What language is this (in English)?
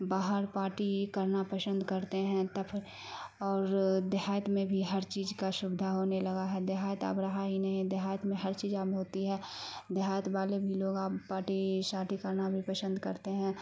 Urdu